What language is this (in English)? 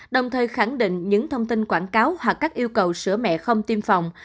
Vietnamese